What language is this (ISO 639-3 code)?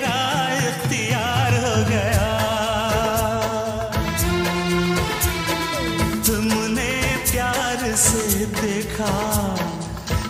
hin